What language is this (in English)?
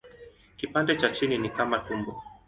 Swahili